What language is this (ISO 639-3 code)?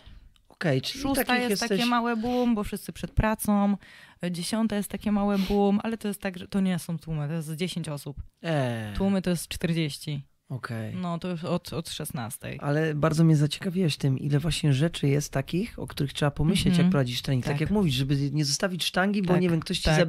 pol